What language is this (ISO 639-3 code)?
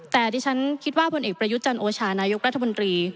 tha